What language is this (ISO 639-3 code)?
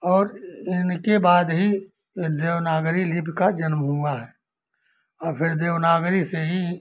hin